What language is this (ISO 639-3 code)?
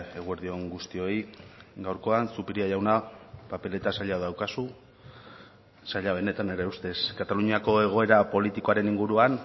eus